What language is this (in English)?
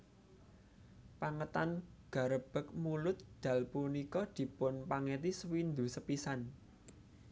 Javanese